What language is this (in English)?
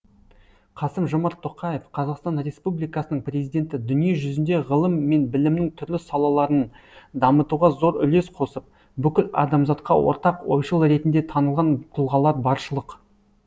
Kazakh